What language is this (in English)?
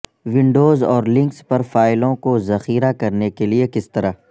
Urdu